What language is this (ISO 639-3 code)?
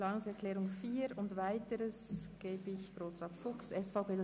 gsw